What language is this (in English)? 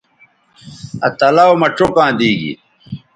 Bateri